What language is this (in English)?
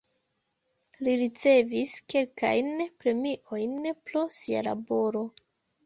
Esperanto